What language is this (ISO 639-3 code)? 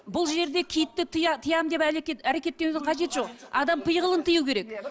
kaz